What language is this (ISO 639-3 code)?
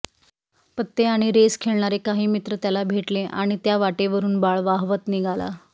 mar